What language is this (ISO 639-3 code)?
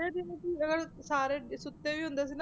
pan